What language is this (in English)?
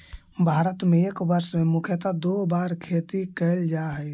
Magahi